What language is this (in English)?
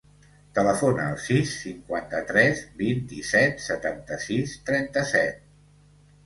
Catalan